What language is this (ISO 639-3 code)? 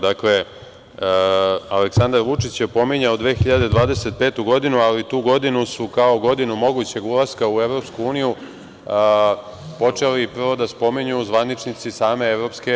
srp